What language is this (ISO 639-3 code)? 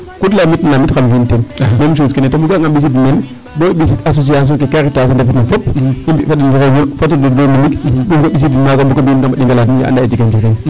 srr